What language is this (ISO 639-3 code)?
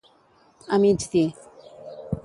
cat